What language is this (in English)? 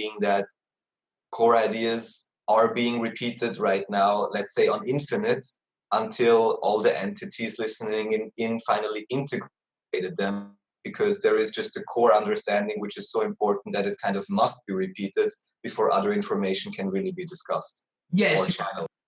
English